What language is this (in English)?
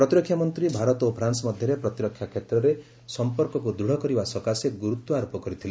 Odia